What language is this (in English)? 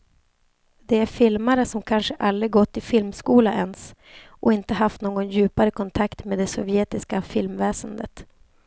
Swedish